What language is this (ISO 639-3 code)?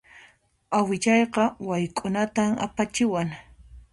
qxp